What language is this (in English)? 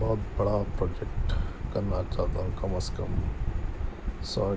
Urdu